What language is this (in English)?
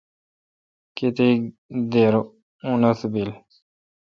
Kalkoti